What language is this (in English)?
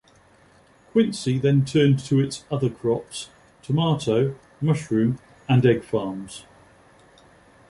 English